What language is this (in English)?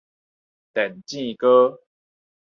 Min Nan Chinese